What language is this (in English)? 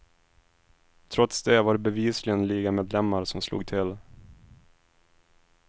Swedish